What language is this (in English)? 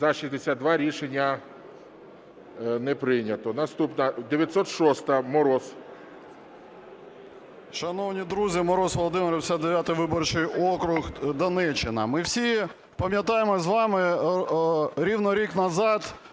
Ukrainian